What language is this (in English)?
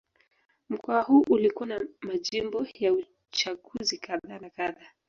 Swahili